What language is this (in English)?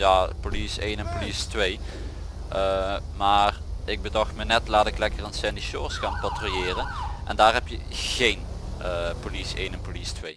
Dutch